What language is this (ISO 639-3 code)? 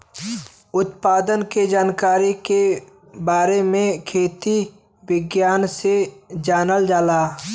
bho